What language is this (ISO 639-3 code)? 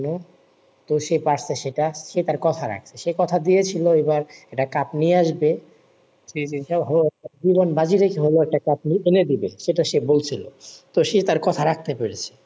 ben